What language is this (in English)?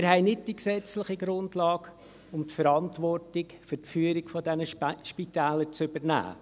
Swiss German